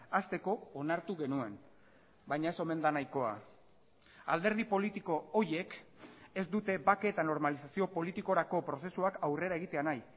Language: Basque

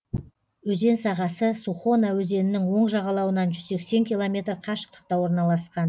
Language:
Kazakh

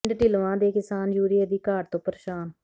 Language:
Punjabi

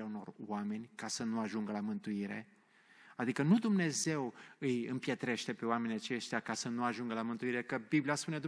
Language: Romanian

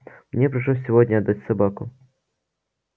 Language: Russian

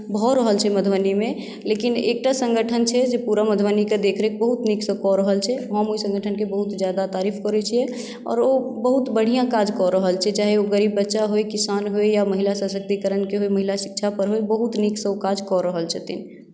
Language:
Maithili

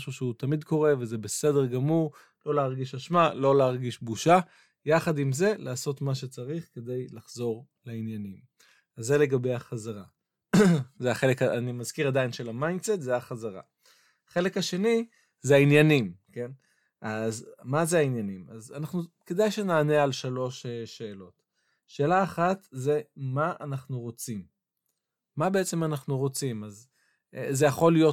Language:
Hebrew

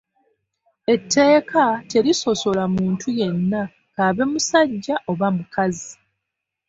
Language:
Ganda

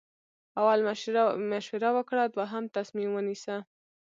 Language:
Pashto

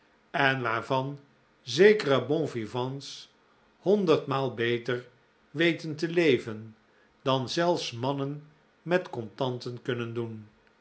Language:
Dutch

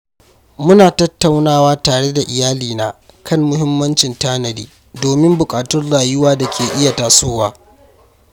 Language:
Hausa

